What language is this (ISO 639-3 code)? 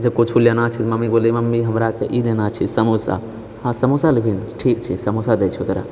mai